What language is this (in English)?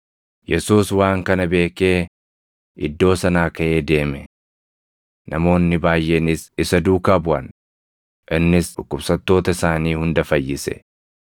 Oromo